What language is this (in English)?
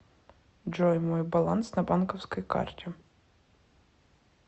Russian